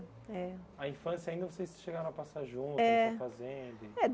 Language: Portuguese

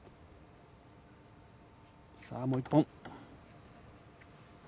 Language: Japanese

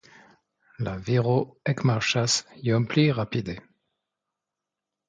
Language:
Esperanto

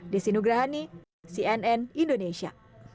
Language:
Indonesian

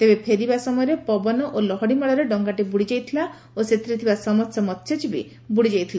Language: Odia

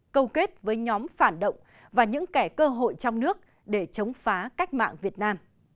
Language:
Vietnamese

